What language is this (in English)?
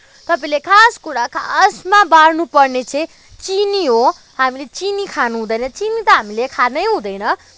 Nepali